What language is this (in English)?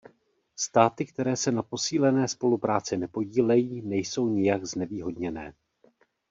Czech